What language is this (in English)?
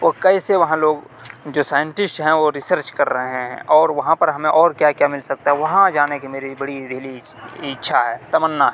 Urdu